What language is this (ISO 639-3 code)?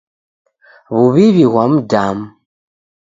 dav